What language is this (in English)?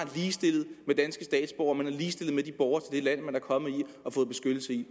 Danish